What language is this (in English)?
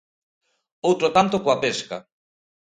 Galician